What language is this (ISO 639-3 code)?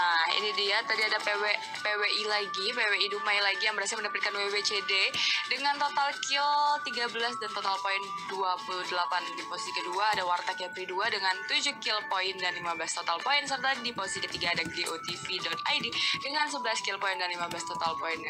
ind